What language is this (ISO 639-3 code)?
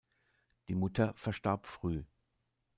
deu